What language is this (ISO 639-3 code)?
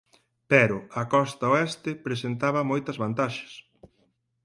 glg